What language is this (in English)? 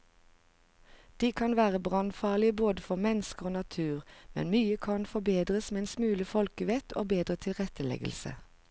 Norwegian